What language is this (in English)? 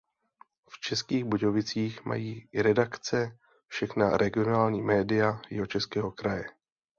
Czech